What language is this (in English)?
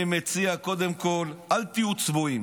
Hebrew